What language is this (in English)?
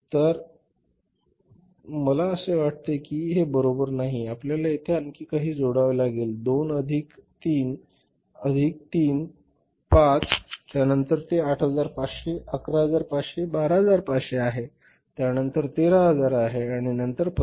Marathi